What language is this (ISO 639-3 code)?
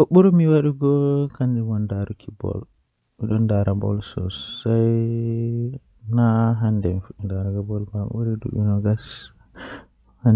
fuh